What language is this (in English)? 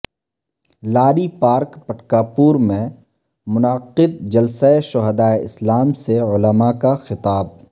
Urdu